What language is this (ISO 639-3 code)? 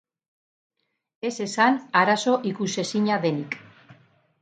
eus